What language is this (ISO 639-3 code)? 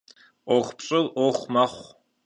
kbd